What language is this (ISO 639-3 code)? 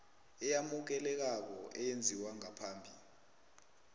nbl